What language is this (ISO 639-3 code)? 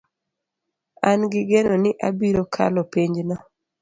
luo